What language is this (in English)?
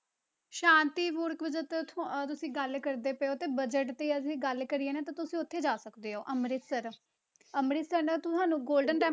Punjabi